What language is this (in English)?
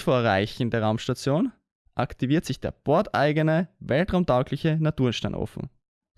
German